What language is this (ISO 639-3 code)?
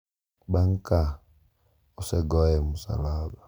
luo